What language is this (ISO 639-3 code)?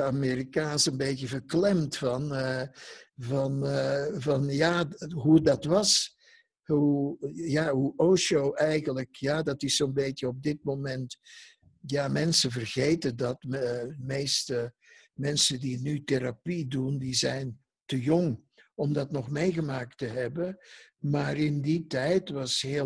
nld